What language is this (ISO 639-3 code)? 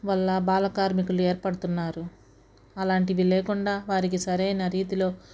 tel